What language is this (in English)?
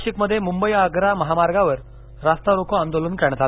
Marathi